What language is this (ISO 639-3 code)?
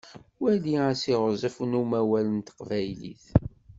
kab